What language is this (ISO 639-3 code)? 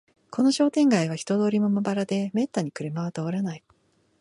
jpn